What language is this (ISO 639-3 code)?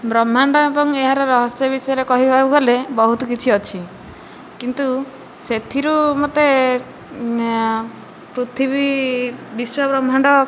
ori